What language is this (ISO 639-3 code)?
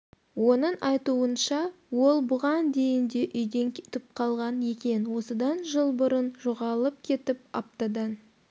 kaz